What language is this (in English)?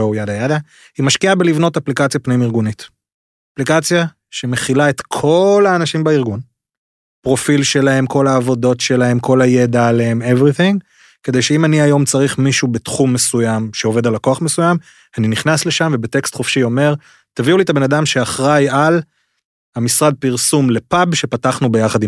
Hebrew